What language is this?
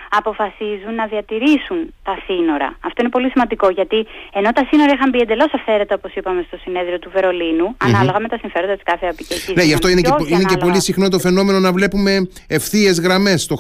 Greek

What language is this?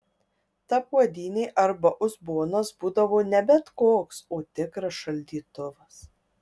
Lithuanian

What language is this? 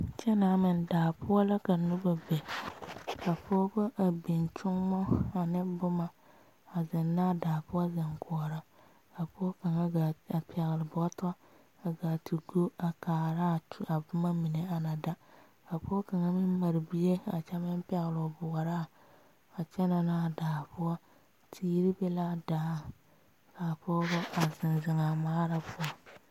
Southern Dagaare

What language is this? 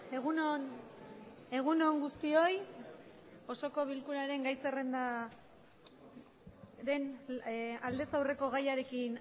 Basque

